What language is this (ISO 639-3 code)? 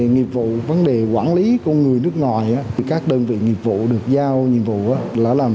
vie